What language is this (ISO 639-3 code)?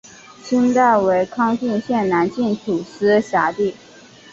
zho